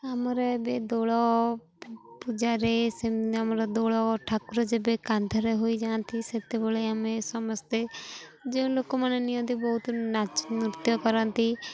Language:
Odia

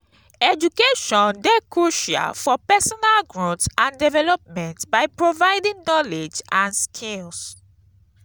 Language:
Nigerian Pidgin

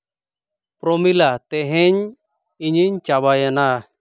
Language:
Santali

